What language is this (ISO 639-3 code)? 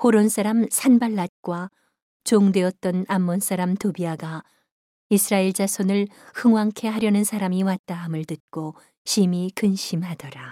kor